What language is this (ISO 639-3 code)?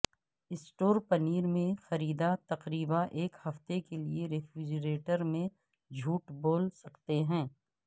urd